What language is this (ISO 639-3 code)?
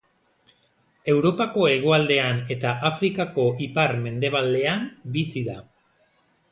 eus